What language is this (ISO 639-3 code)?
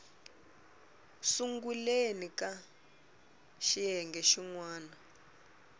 tso